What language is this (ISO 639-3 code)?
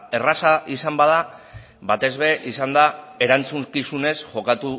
eus